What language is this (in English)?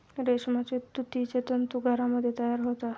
Marathi